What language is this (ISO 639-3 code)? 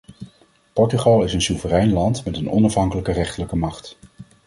nld